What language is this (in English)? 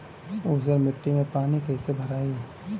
Bhojpuri